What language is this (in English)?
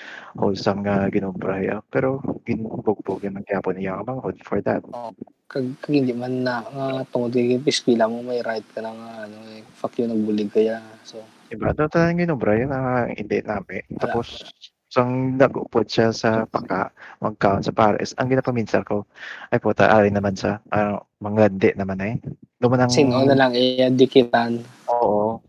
Filipino